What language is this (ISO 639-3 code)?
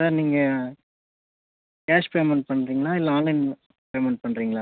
tam